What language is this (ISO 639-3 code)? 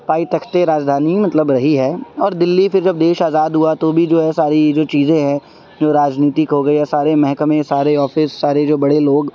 urd